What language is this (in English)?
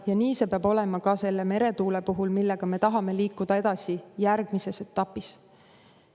Estonian